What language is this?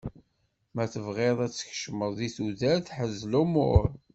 Kabyle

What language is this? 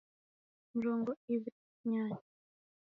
Taita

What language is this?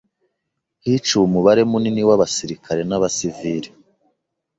Kinyarwanda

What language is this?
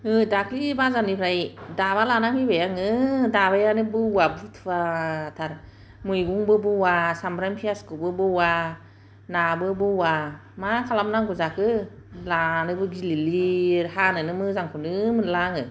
Bodo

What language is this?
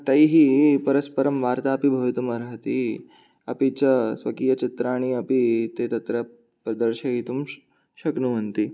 Sanskrit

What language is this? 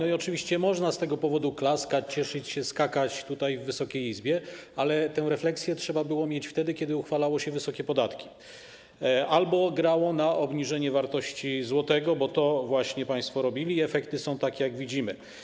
Polish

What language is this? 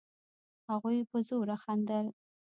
Pashto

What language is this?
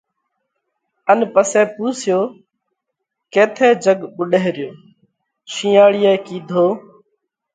Parkari Koli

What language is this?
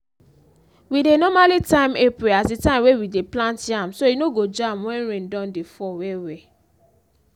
Nigerian Pidgin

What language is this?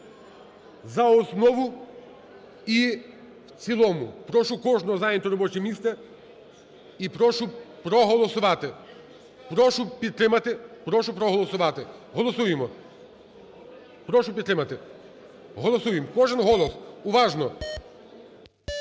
Ukrainian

